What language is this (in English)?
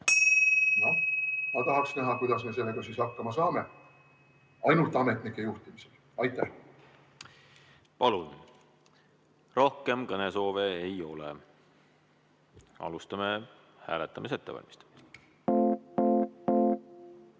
Estonian